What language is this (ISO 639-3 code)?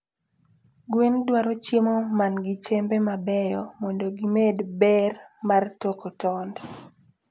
luo